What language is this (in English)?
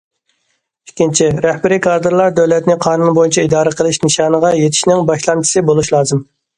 Uyghur